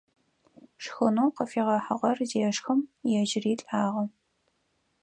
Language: Adyghe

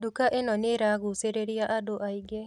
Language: Kikuyu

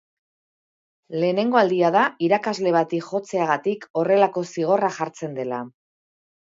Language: Basque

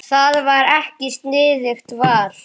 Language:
Icelandic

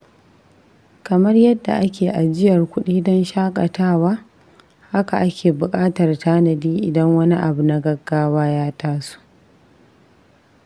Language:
Hausa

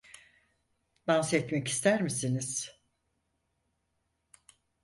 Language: Turkish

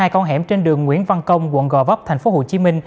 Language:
Vietnamese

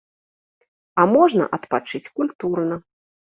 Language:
Belarusian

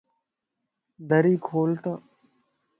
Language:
Lasi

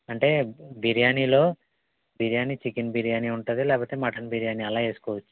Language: Telugu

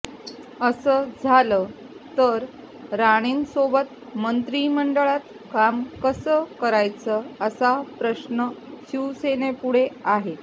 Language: Marathi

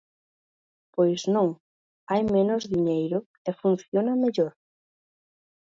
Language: Galician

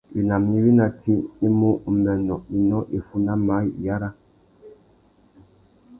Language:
Tuki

